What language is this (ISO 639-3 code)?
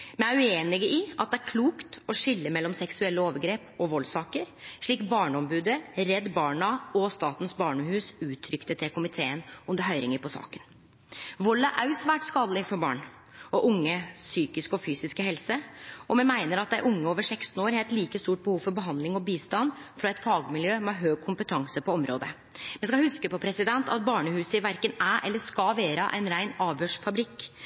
nno